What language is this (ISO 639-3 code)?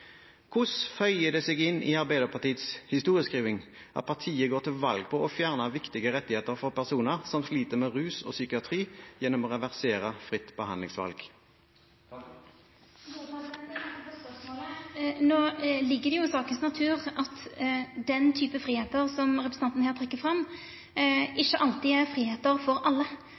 nor